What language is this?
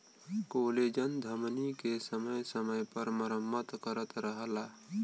Bhojpuri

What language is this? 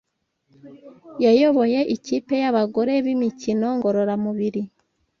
Kinyarwanda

